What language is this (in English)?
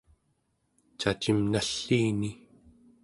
Central Yupik